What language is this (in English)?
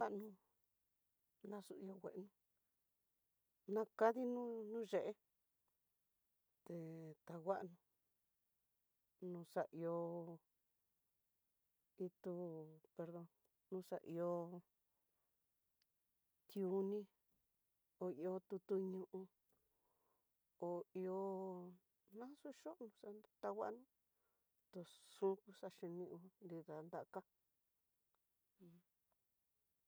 Tidaá Mixtec